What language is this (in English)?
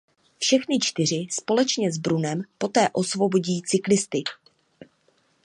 Czech